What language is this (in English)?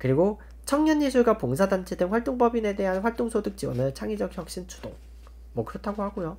Korean